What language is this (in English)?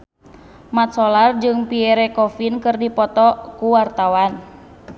Sundanese